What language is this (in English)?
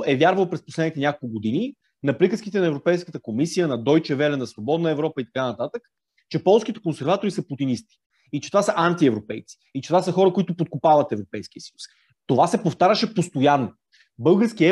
Bulgarian